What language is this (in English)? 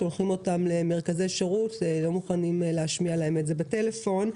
Hebrew